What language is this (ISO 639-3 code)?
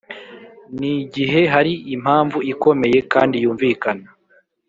kin